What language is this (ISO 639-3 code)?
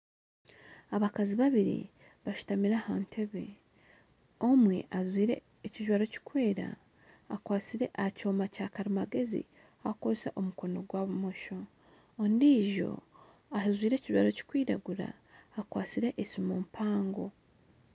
nyn